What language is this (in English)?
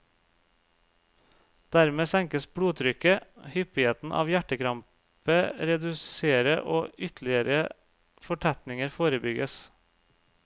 Norwegian